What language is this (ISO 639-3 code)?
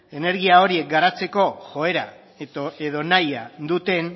eus